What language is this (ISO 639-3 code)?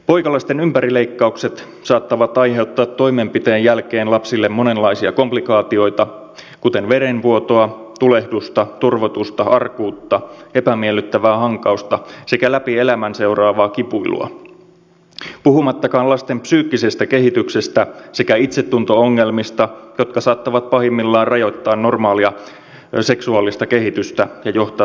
fin